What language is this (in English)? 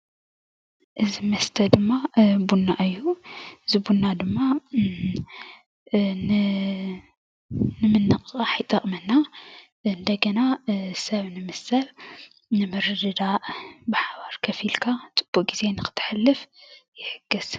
Tigrinya